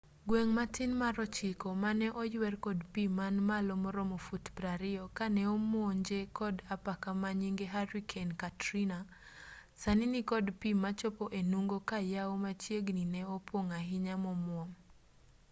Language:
Luo (Kenya and Tanzania)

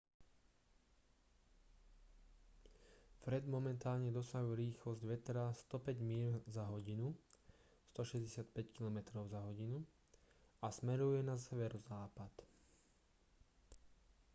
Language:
Slovak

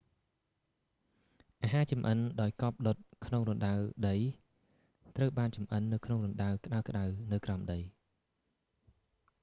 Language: Khmer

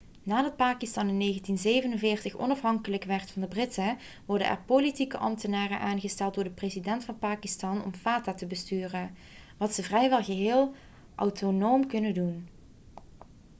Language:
Dutch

